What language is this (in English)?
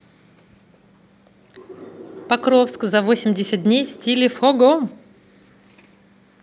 Russian